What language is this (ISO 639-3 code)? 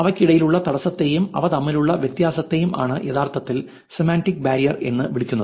mal